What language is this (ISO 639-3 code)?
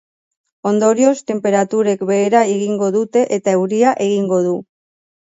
eus